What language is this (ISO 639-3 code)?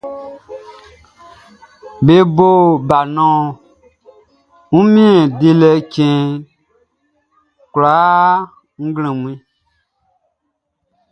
bci